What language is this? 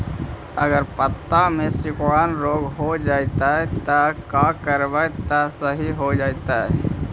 Magahi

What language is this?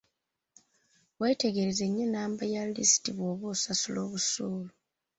Ganda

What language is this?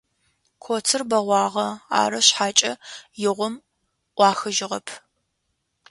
Adyghe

